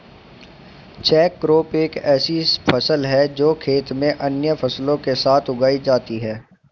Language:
Hindi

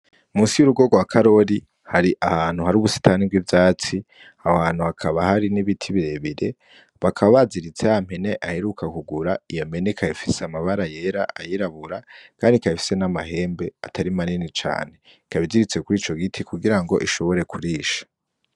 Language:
Rundi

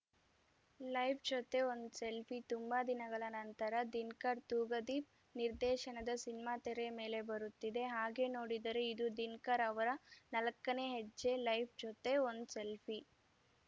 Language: Kannada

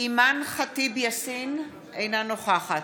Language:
Hebrew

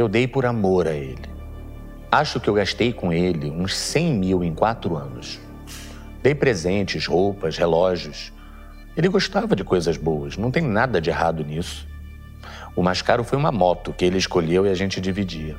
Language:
Portuguese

